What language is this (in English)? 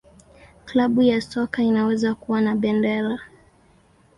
Swahili